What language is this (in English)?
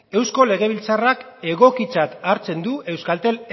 Basque